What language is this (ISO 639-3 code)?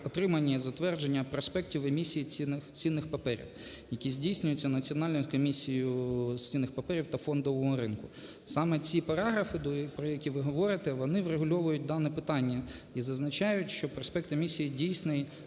ukr